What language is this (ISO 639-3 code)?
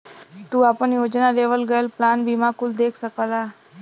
bho